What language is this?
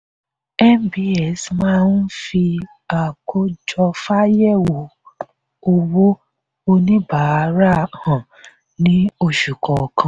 Yoruba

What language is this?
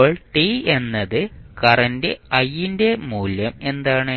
Malayalam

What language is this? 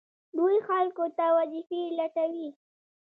Pashto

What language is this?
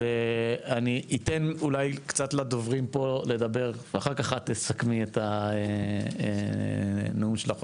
Hebrew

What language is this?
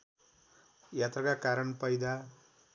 Nepali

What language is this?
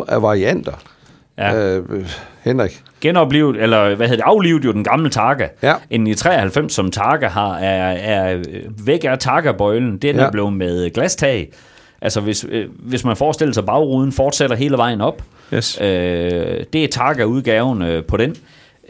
Danish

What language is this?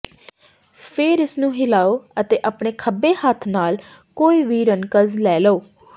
Punjabi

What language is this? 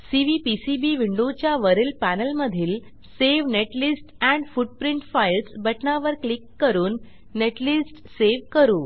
Marathi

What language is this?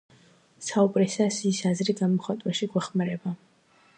Georgian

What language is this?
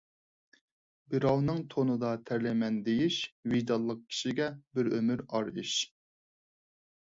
Uyghur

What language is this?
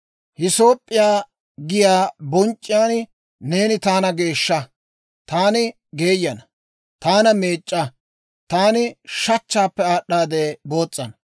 Dawro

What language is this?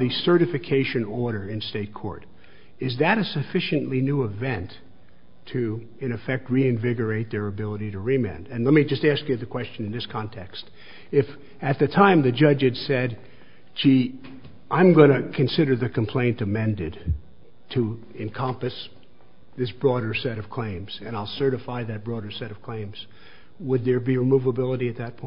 English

